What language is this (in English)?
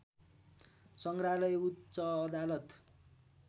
Nepali